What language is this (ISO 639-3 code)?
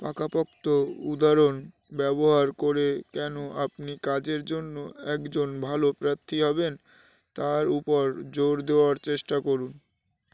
ben